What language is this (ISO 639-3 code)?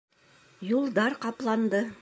bak